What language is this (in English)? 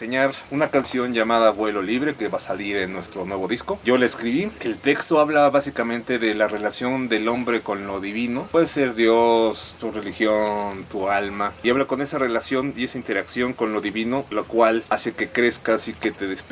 Spanish